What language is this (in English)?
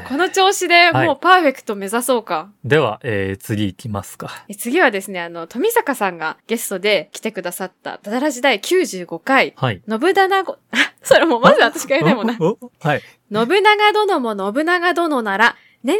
Japanese